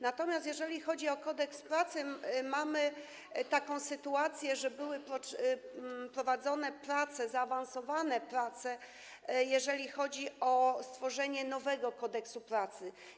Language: Polish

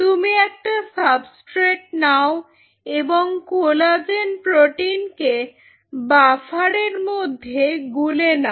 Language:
Bangla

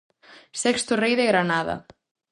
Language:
Galician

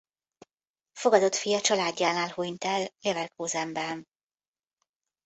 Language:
Hungarian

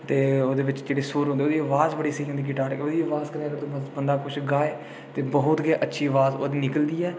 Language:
Dogri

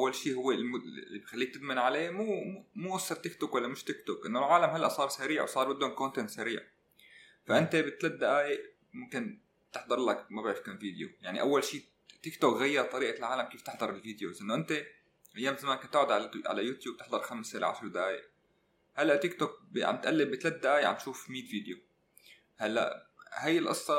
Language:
Arabic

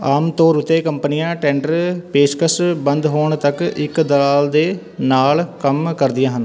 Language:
Punjabi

